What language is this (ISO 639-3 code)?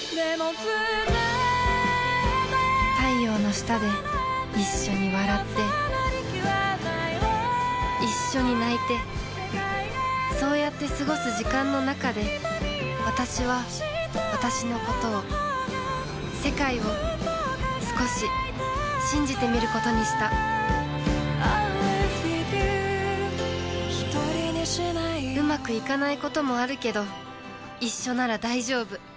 jpn